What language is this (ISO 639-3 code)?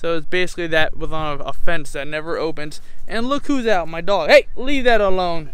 eng